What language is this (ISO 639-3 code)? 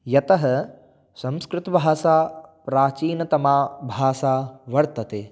san